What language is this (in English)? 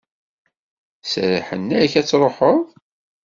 Kabyle